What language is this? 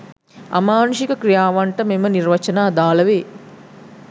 Sinhala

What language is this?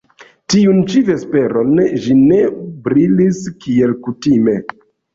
Esperanto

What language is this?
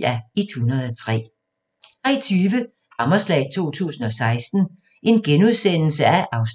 Danish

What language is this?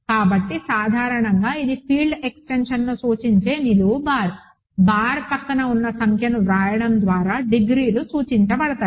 Telugu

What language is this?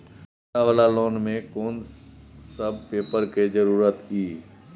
Maithili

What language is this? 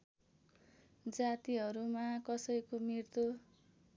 Nepali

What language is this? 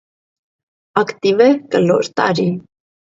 Armenian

